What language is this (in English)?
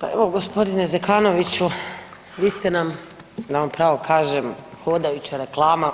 Croatian